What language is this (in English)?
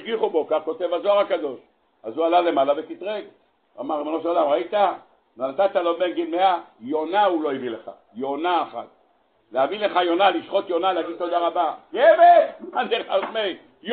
Hebrew